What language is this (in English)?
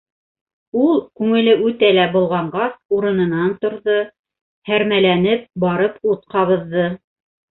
Bashkir